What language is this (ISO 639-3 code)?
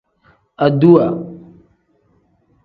kdh